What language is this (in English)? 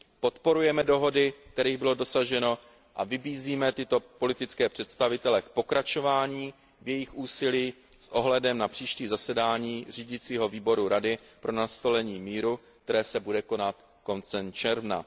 Czech